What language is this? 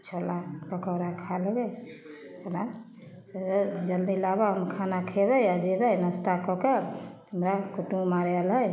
Maithili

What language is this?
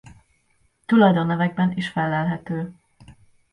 Hungarian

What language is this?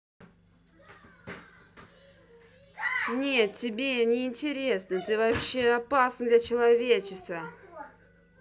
Russian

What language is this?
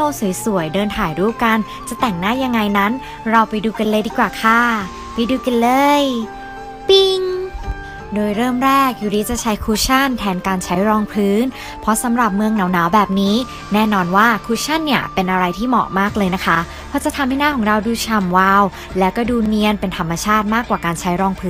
Thai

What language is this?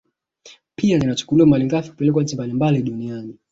Swahili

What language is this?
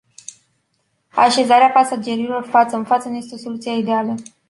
Romanian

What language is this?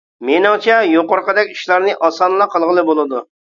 Uyghur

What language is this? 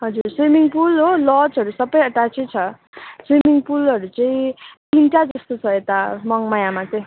Nepali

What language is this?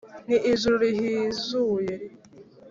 Kinyarwanda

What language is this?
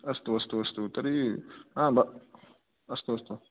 Sanskrit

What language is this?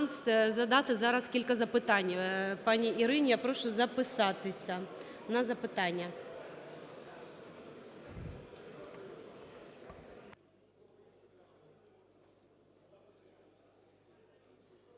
Ukrainian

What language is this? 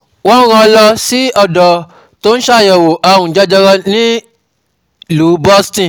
Yoruba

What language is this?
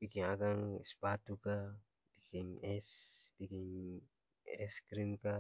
Ambonese Malay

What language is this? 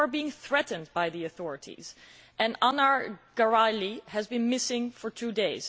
English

